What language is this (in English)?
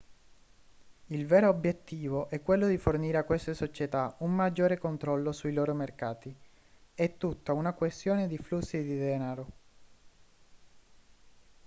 Italian